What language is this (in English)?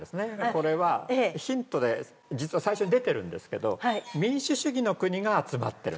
Japanese